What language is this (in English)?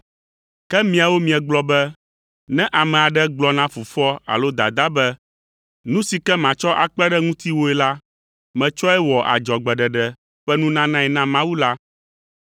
Ewe